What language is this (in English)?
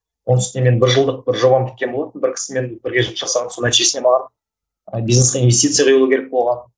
Kazakh